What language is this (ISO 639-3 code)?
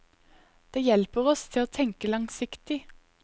nor